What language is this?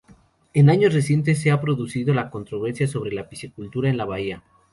Spanish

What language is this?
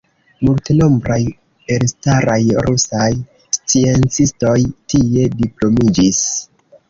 Esperanto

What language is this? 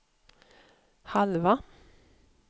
Swedish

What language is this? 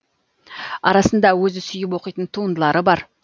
Kazakh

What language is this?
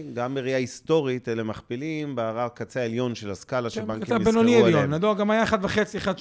Hebrew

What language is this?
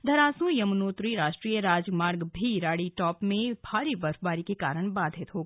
Hindi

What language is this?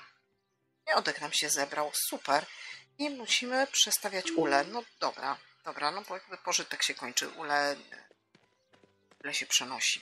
Polish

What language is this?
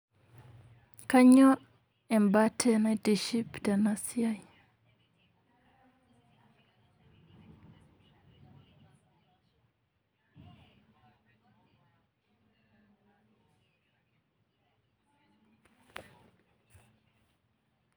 Masai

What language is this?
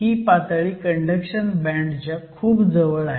Marathi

